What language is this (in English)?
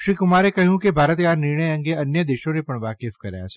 Gujarati